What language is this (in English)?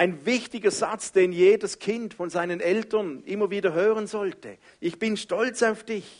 German